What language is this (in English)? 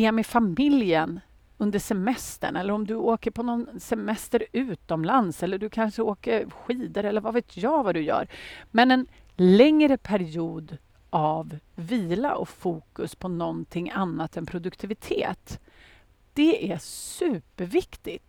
Swedish